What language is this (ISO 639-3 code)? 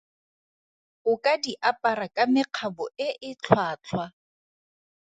tsn